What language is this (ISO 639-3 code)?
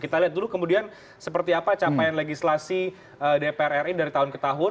ind